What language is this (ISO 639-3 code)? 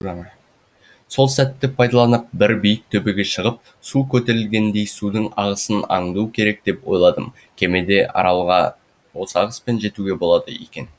kaz